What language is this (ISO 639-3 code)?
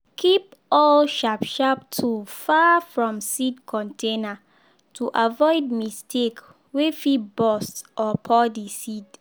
pcm